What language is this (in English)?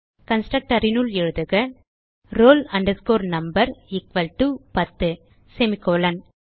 Tamil